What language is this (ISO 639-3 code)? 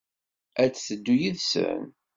kab